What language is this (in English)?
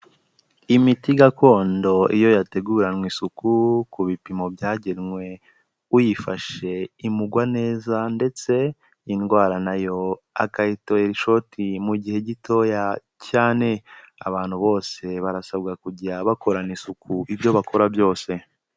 Kinyarwanda